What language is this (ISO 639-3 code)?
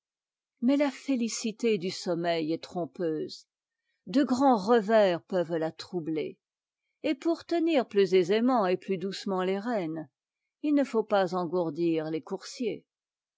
fra